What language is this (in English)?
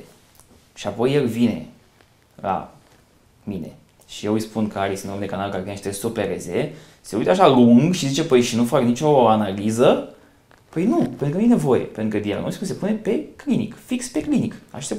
Romanian